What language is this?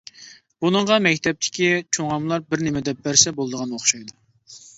Uyghur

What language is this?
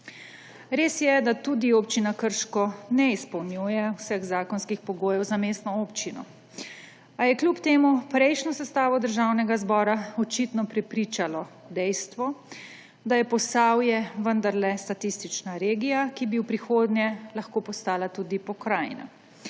Slovenian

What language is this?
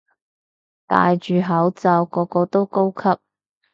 Cantonese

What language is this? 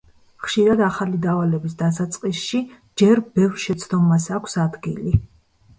Georgian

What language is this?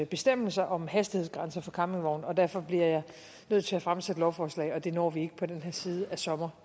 Danish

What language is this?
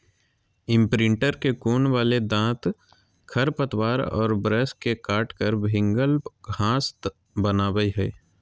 Magahi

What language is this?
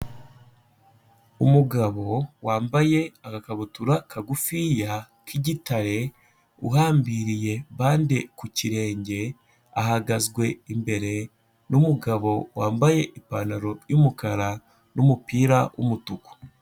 Kinyarwanda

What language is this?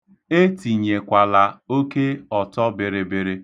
Igbo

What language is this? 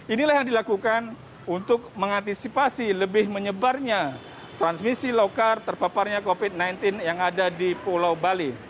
Indonesian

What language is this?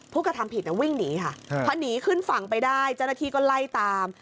Thai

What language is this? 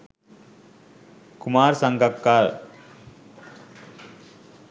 Sinhala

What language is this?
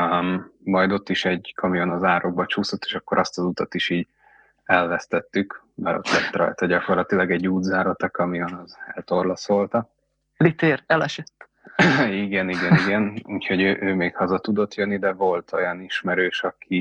Hungarian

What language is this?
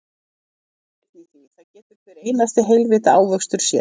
Icelandic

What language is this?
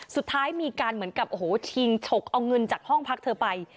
Thai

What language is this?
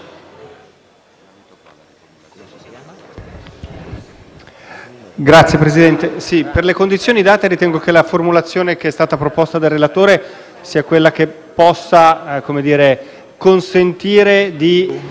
Italian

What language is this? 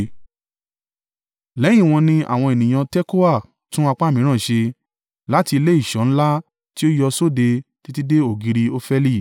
Yoruba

